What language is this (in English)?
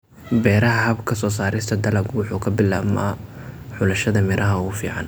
Somali